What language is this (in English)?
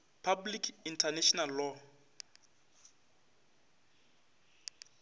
Northern Sotho